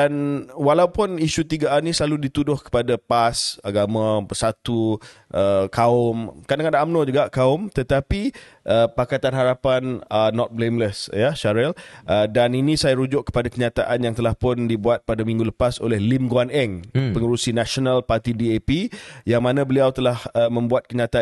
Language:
Malay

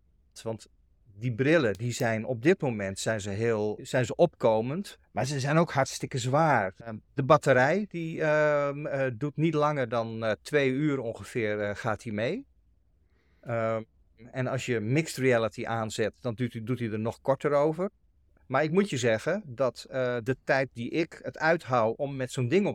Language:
Dutch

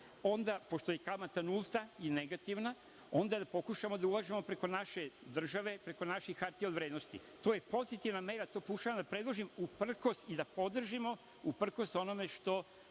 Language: Serbian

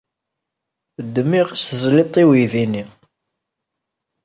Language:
Kabyle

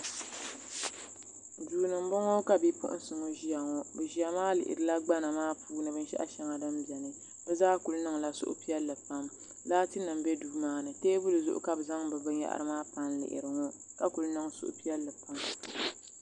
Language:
Dagbani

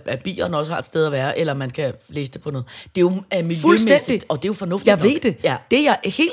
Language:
Danish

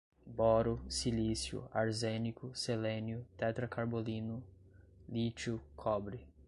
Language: Portuguese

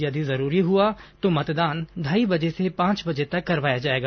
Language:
Hindi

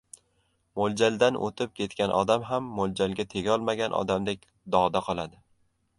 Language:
Uzbek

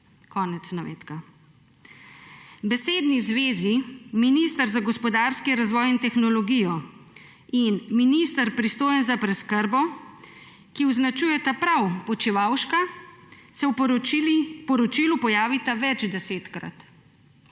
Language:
Slovenian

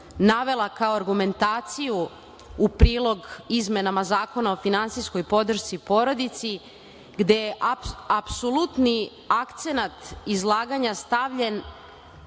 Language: Serbian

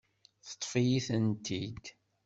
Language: Kabyle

